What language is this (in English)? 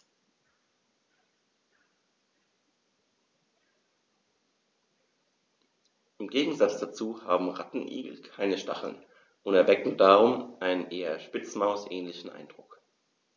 German